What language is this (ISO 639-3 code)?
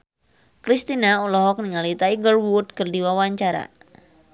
sun